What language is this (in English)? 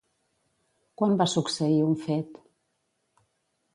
Catalan